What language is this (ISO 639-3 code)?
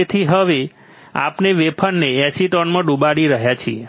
guj